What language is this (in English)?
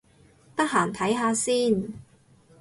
Cantonese